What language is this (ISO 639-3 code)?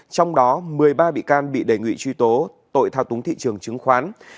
vie